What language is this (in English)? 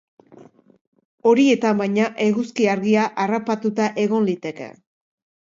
Basque